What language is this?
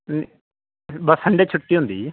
Punjabi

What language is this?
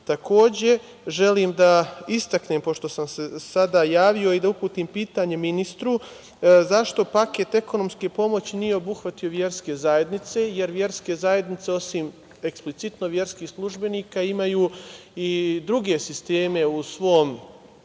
Serbian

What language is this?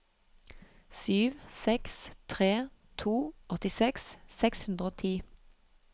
Norwegian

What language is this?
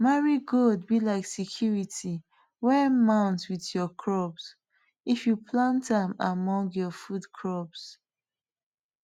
Nigerian Pidgin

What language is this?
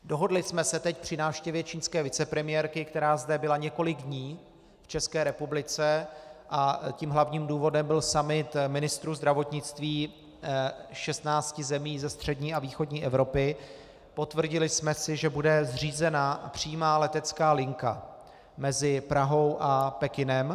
Czech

